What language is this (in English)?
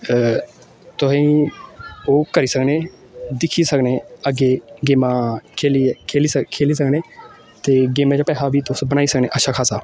Dogri